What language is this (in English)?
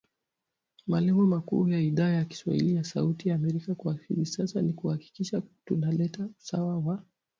Swahili